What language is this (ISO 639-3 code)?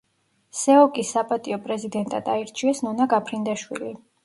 kat